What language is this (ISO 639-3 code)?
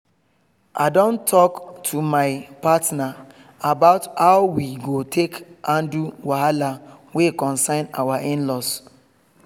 pcm